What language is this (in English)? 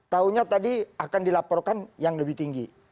Indonesian